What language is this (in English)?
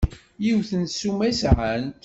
Kabyle